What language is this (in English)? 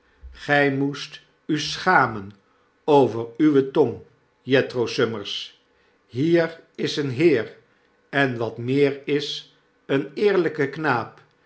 Dutch